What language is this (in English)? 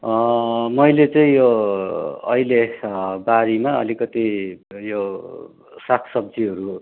Nepali